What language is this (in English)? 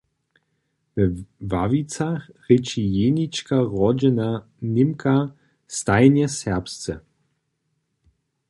Upper Sorbian